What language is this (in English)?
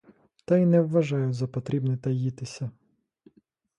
Ukrainian